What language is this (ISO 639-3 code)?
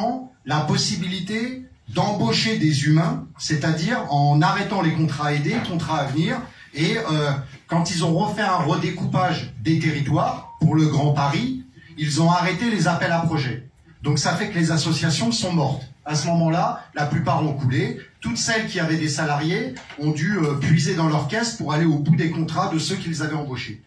fra